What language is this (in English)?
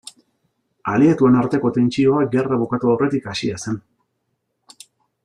Basque